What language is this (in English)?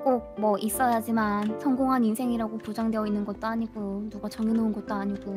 Korean